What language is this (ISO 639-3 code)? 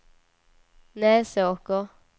swe